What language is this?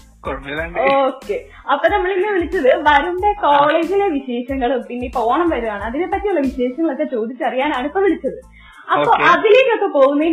Malayalam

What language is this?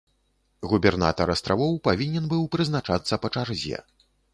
Belarusian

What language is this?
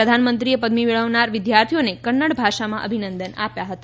Gujarati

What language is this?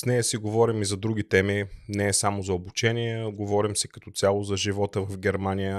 Bulgarian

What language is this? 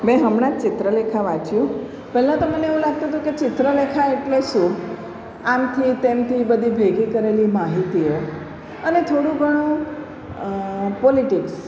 Gujarati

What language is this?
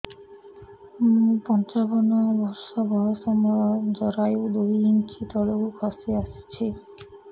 Odia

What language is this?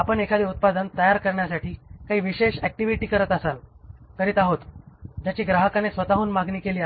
Marathi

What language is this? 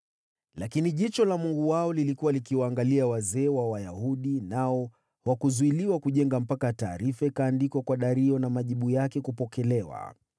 Swahili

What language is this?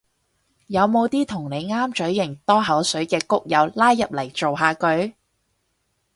Cantonese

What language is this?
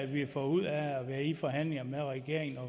Danish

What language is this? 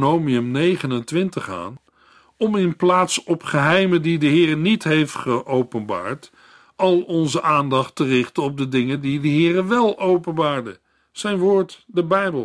Dutch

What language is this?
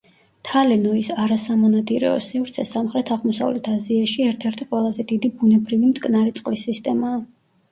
Georgian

